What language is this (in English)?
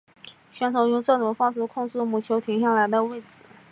Chinese